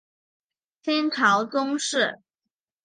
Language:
Chinese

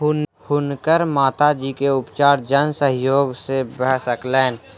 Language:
Maithili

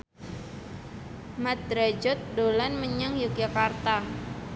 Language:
Javanese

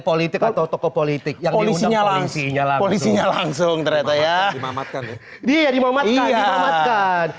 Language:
Indonesian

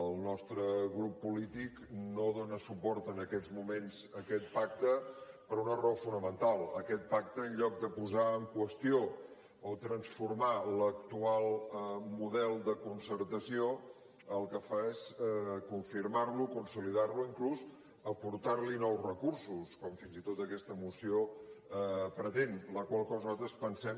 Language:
Catalan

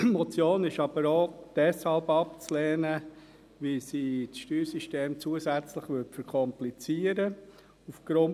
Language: Swiss German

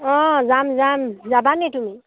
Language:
Assamese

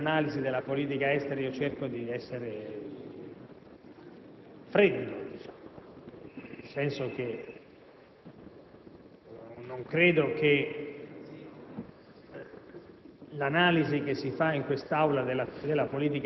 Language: Italian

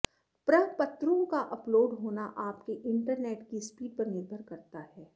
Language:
Sanskrit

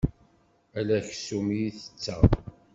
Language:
Kabyle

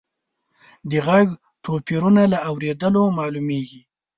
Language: Pashto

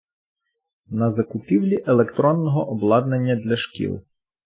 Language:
Ukrainian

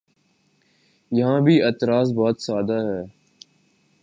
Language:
Urdu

